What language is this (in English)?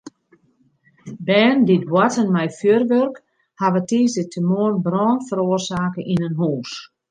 Western Frisian